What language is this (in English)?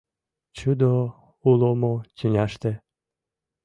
Mari